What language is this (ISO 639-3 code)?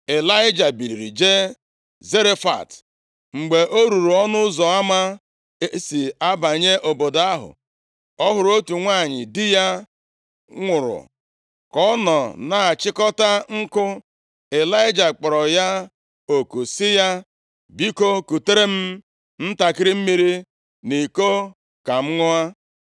ibo